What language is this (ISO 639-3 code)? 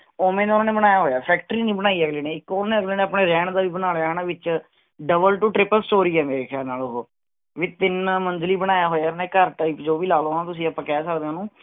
pan